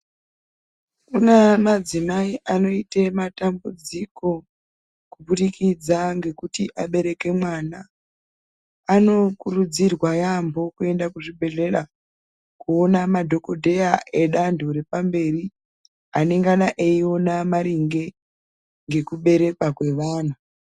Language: Ndau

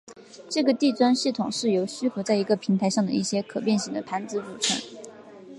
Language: Chinese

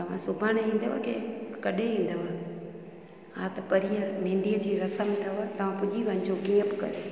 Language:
Sindhi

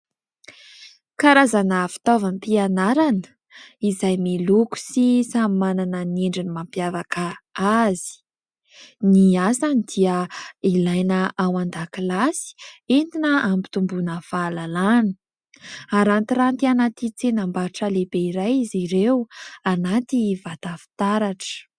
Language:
Malagasy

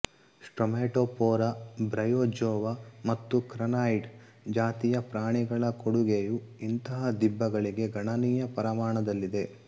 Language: Kannada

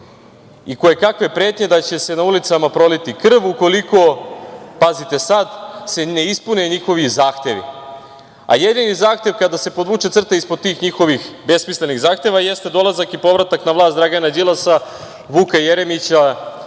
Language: Serbian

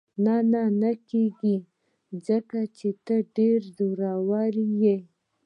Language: Pashto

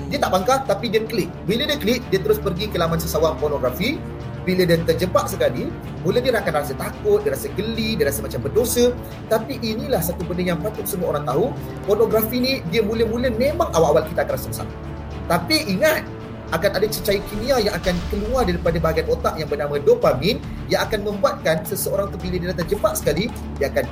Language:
Malay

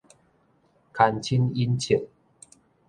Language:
Min Nan Chinese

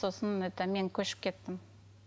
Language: Kazakh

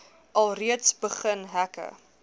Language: Afrikaans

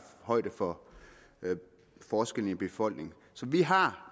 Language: Danish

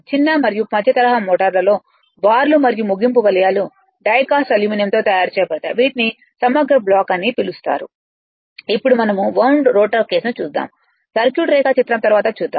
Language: Telugu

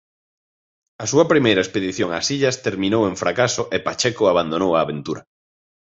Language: Galician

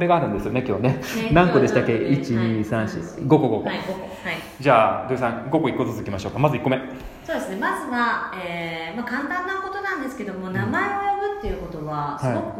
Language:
Japanese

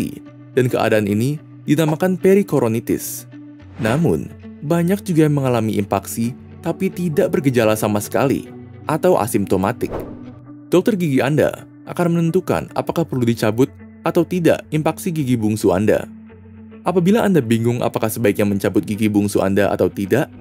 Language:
Indonesian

